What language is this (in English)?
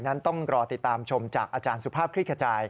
Thai